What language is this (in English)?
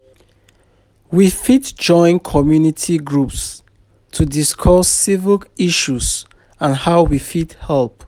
Nigerian Pidgin